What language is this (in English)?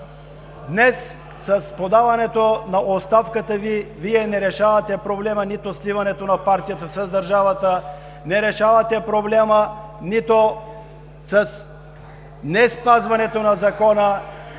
Bulgarian